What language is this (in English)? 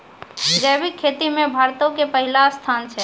Maithili